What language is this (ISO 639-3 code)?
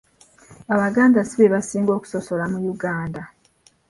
lug